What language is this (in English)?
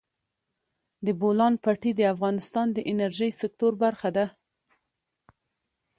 Pashto